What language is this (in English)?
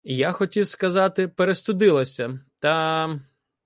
Ukrainian